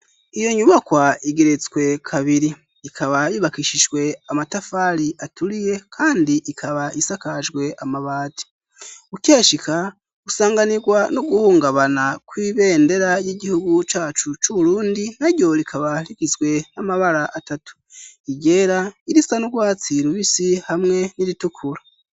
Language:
Rundi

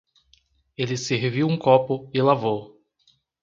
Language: Portuguese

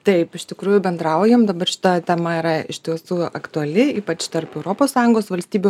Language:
Lithuanian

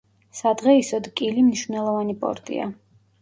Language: Georgian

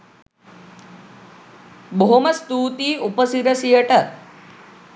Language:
Sinhala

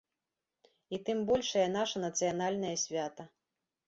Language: Belarusian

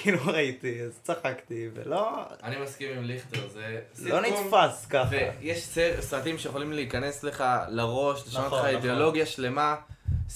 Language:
Hebrew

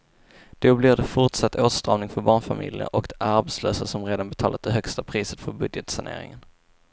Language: Swedish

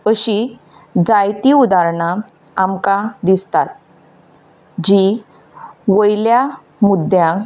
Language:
Konkani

